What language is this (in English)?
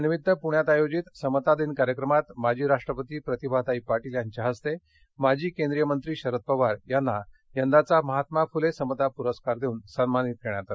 Marathi